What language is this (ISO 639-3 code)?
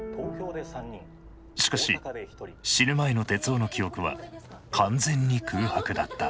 jpn